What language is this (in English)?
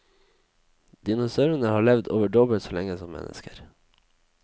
Norwegian